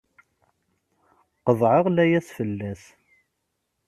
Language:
Kabyle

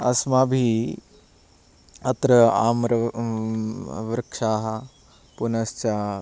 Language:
Sanskrit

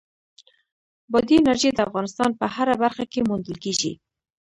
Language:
Pashto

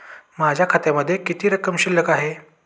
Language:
Marathi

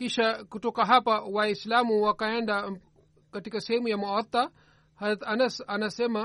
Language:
Swahili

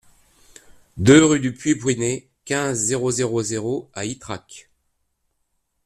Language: French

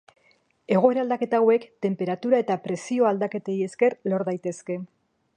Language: Basque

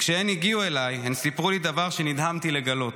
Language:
Hebrew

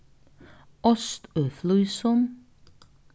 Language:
Faroese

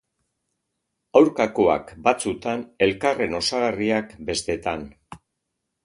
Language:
Basque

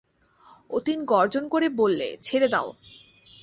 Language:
Bangla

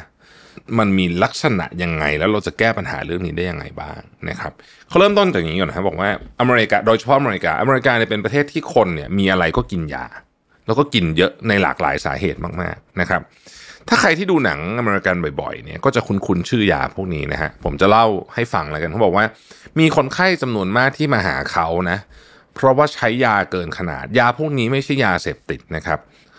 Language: Thai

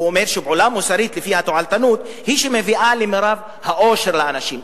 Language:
Hebrew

